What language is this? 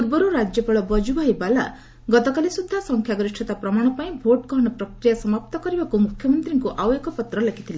Odia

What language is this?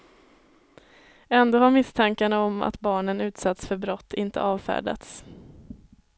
Swedish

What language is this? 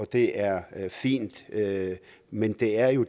Danish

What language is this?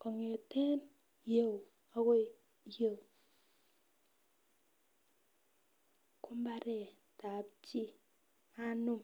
Kalenjin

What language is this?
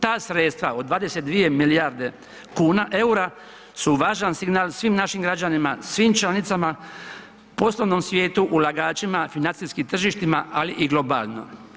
Croatian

